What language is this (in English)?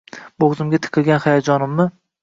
Uzbek